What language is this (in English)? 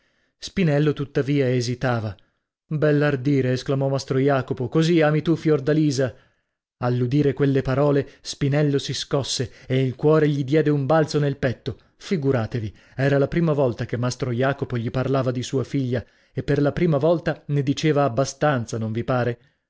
Italian